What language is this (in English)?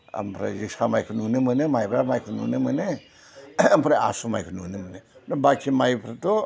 Bodo